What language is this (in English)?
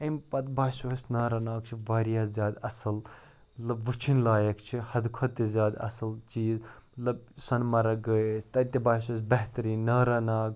Kashmiri